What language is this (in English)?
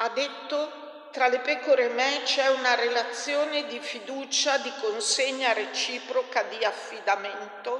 Italian